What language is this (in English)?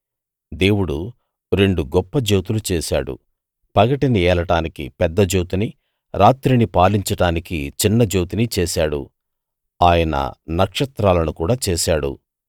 Telugu